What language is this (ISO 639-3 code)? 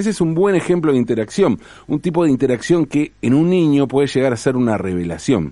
spa